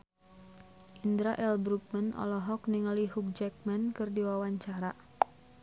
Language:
Sundanese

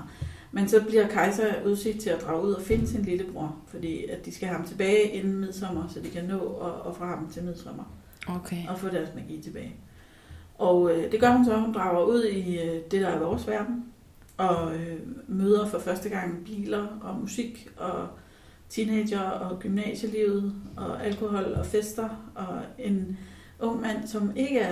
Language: Danish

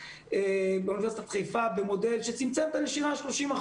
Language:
Hebrew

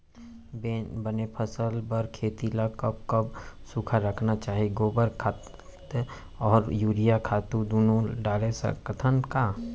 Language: Chhattisgarhi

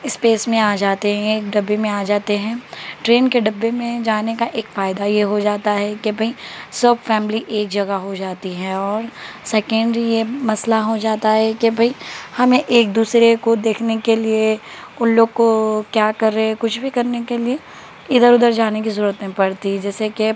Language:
Urdu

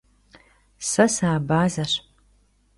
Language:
Kabardian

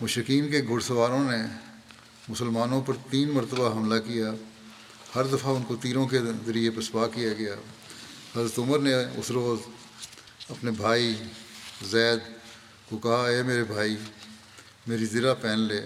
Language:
Urdu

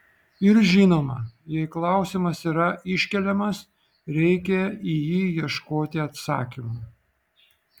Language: Lithuanian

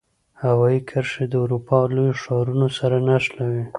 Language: Pashto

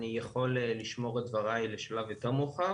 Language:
Hebrew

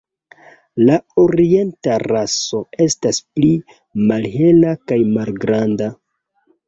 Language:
Esperanto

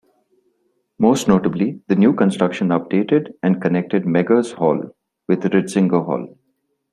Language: English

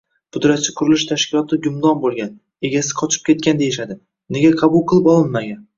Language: Uzbek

